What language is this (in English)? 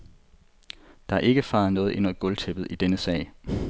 Danish